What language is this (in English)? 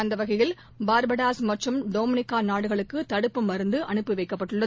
Tamil